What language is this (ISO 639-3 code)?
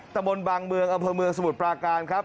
tha